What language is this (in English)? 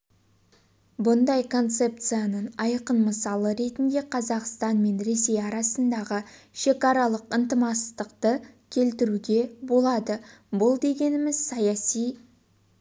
Kazakh